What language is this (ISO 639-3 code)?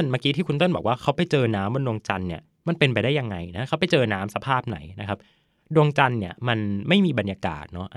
tha